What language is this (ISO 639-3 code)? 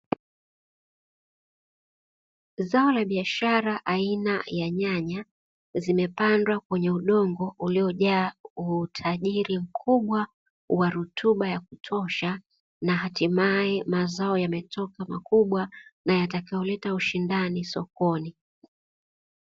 swa